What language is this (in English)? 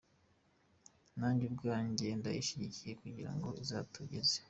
Kinyarwanda